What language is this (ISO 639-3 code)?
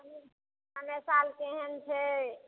mai